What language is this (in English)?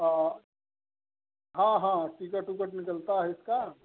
Hindi